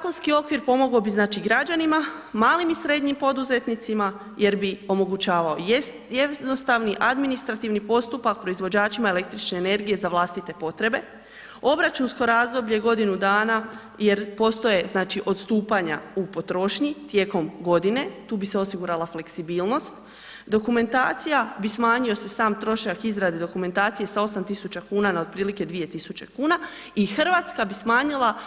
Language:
Croatian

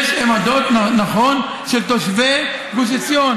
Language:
Hebrew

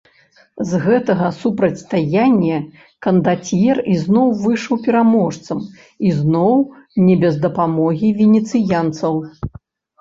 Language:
Belarusian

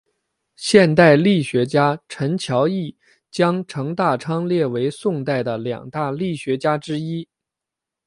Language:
Chinese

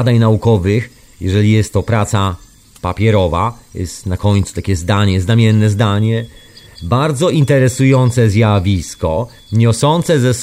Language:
Polish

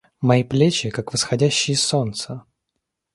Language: Russian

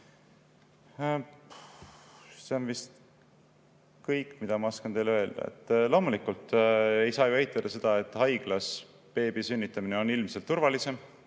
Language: Estonian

